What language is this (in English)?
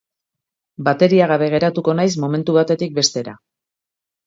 Basque